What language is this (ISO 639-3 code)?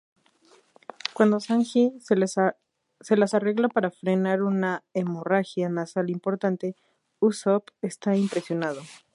spa